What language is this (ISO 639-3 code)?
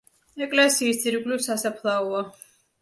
kat